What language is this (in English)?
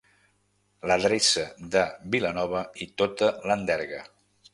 Catalan